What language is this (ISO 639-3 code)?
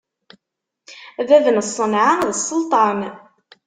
kab